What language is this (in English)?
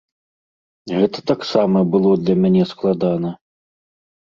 Belarusian